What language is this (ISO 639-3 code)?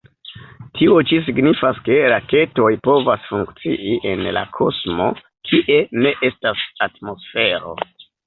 epo